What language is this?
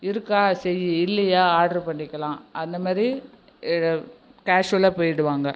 Tamil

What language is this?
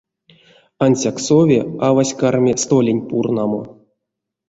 Erzya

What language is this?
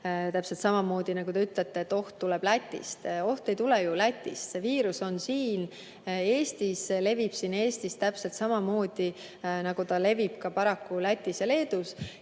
Estonian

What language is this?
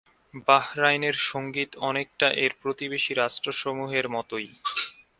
Bangla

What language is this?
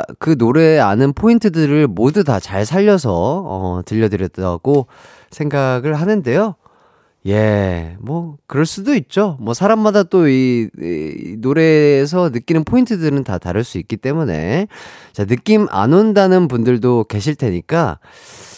Korean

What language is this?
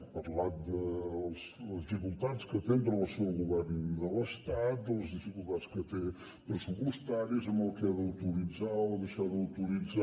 Catalan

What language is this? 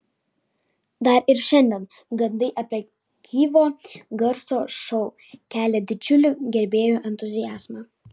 Lithuanian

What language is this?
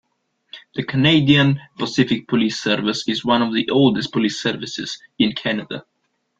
English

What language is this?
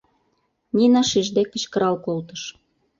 Mari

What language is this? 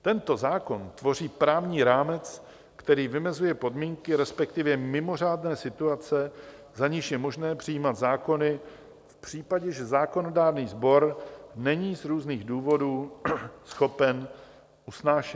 Czech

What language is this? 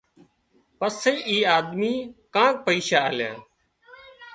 Wadiyara Koli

